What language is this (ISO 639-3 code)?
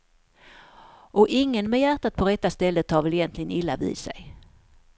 swe